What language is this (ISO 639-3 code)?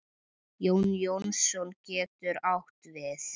isl